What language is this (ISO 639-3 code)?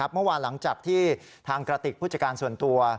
tha